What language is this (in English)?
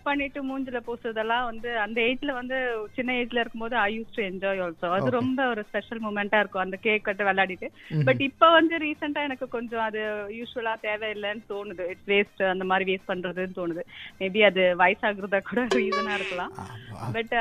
Tamil